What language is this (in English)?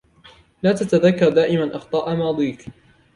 Arabic